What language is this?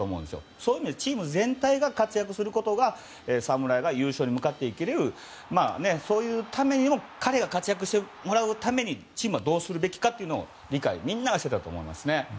Japanese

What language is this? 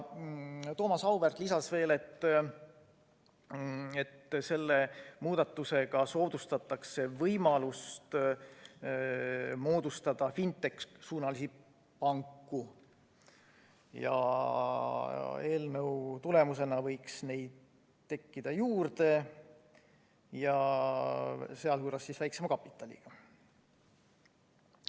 Estonian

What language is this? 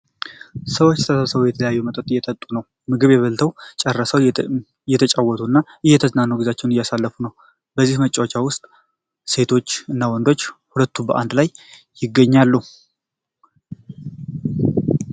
Amharic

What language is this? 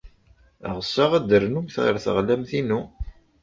Kabyle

